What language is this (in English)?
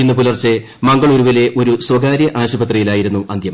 Malayalam